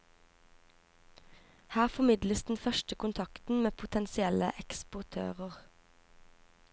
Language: Norwegian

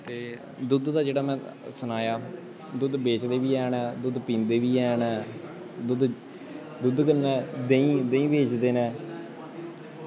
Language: Dogri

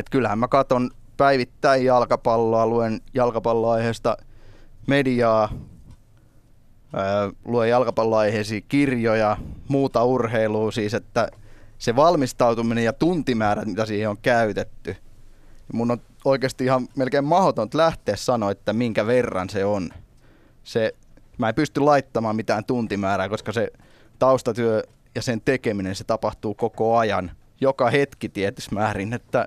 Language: Finnish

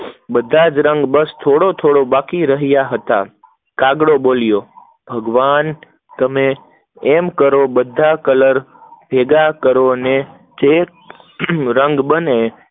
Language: Gujarati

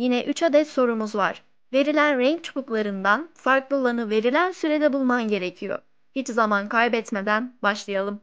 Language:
Turkish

